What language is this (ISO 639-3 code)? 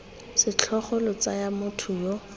tsn